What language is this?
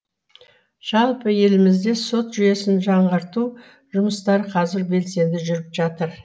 Kazakh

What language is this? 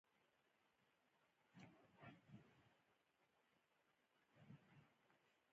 Pashto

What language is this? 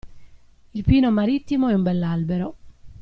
Italian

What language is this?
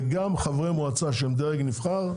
Hebrew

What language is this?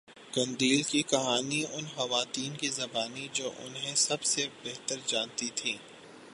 Urdu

